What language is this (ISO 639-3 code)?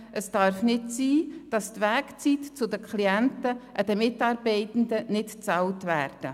gsw